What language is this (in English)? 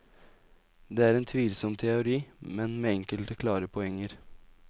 Norwegian